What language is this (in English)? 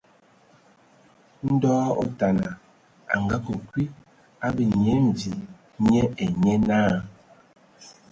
Ewondo